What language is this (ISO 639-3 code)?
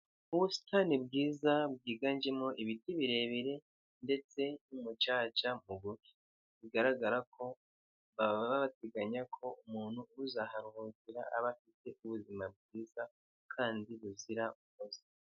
kin